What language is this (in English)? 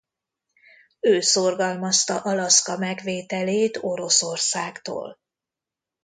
Hungarian